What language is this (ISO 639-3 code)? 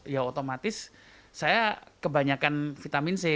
ind